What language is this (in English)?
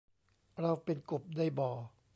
Thai